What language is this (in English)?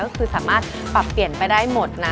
Thai